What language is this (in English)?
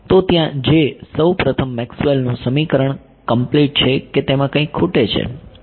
Gujarati